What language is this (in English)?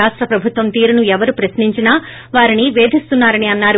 Telugu